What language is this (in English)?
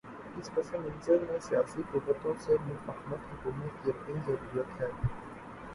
Urdu